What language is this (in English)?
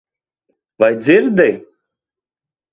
Latvian